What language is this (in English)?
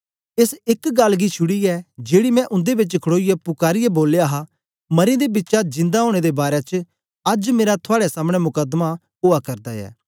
Dogri